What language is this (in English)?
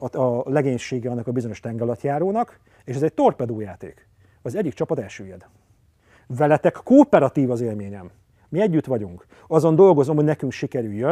Hungarian